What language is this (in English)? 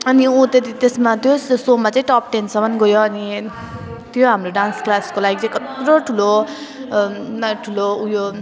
Nepali